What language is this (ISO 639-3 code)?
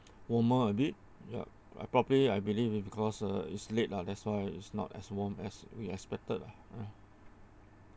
eng